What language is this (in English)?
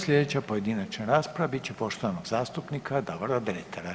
Croatian